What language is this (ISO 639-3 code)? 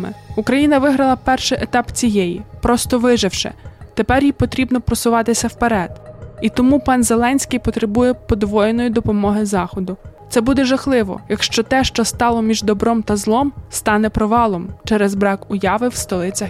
ukr